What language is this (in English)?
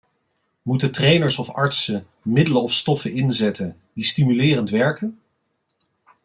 Dutch